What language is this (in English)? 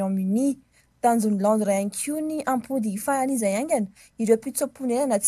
Arabic